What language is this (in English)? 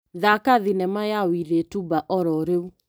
Kikuyu